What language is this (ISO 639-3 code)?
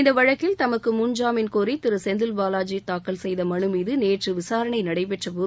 tam